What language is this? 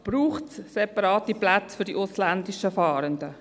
Swiss German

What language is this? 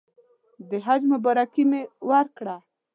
Pashto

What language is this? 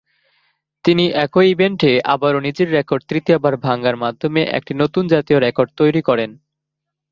Bangla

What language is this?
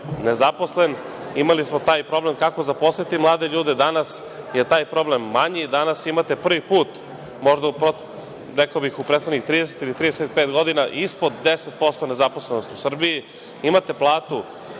Serbian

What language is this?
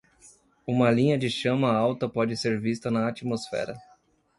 Portuguese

